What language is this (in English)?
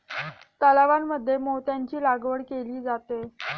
Marathi